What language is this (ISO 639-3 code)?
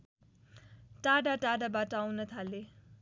nep